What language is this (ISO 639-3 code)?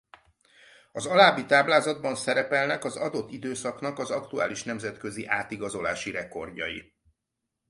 hun